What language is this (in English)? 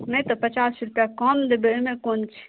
Maithili